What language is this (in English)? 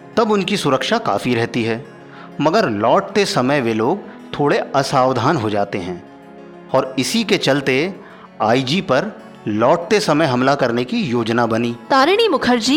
Hindi